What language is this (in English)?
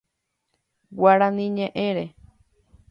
Guarani